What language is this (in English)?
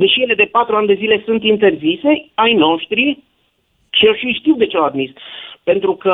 Romanian